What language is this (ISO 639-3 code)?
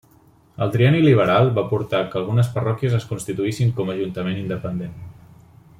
cat